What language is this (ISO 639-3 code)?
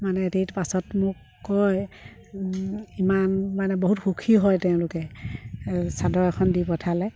asm